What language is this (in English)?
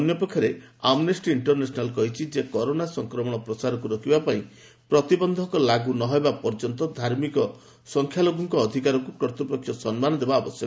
Odia